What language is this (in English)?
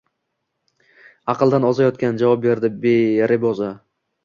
Uzbek